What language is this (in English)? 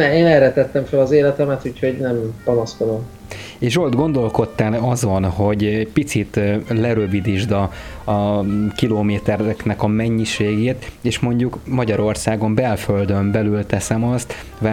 Hungarian